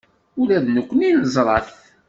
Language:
Kabyle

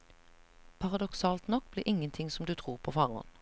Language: Norwegian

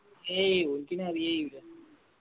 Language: Malayalam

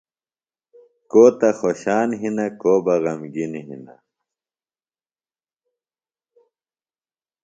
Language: Phalura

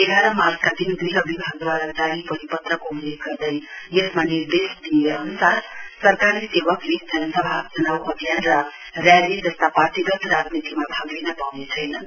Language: Nepali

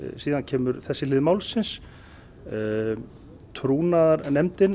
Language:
Icelandic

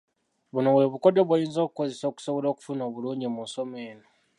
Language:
Ganda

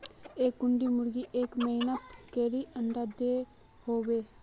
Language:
Magahi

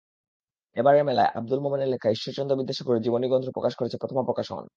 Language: Bangla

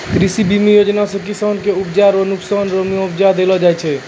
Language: Maithili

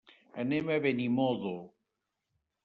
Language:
Catalan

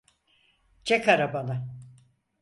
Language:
Turkish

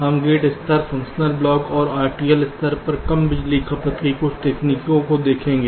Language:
Hindi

